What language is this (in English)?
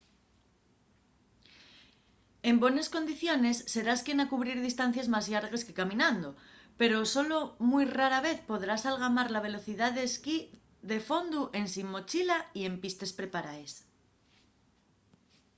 Asturian